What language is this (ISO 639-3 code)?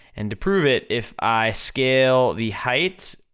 eng